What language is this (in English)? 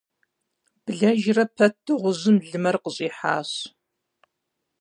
Kabardian